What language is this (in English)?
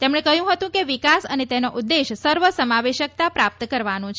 Gujarati